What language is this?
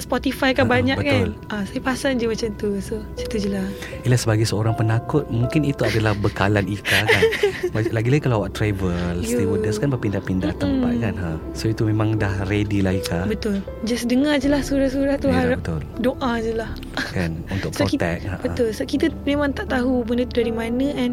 Malay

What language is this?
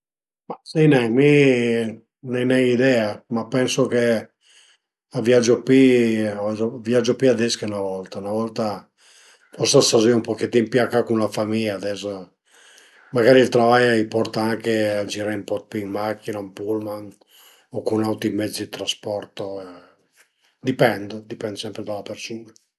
Piedmontese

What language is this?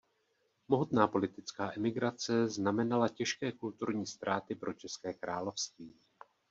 Czech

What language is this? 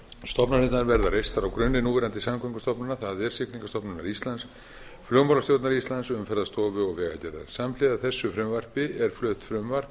Icelandic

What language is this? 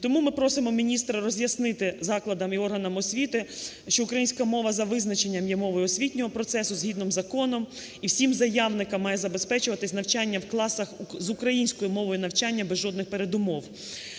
Ukrainian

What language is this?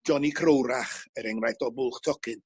Welsh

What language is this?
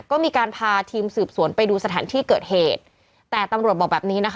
Thai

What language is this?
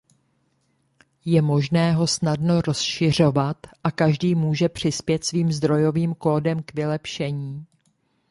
Czech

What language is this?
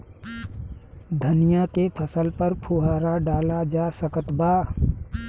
Bhojpuri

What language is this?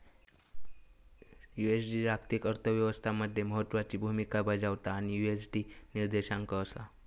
Marathi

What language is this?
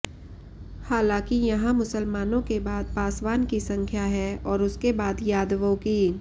Hindi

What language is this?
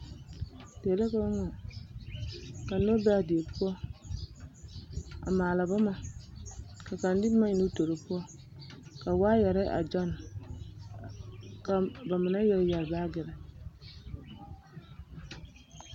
Southern Dagaare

